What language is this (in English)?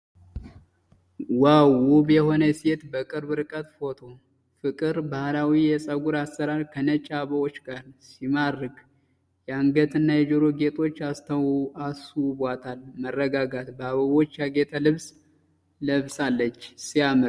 Amharic